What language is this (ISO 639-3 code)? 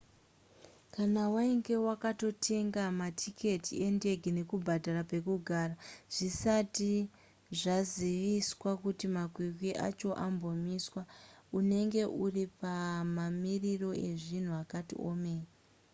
sna